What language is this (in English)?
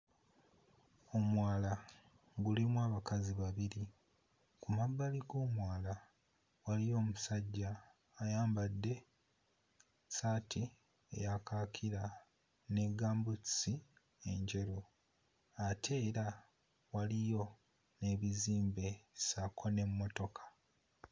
Ganda